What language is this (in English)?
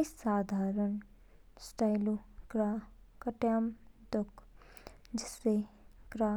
Kinnauri